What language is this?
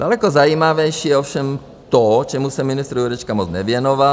Czech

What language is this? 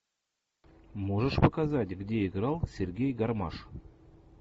Russian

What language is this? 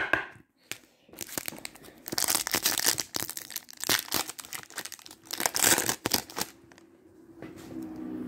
French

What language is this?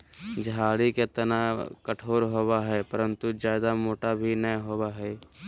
Magahi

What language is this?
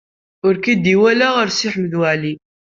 Kabyle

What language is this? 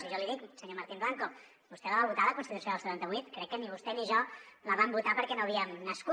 Catalan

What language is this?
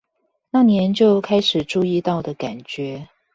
Chinese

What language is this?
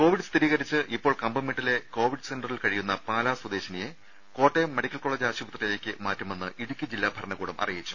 Malayalam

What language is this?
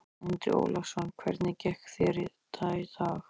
Icelandic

